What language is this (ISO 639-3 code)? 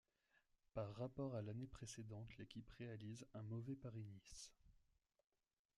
fra